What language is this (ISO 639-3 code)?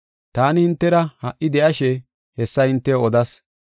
gof